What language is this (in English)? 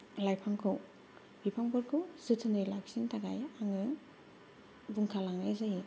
Bodo